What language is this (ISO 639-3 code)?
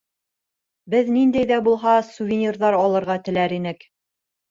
bak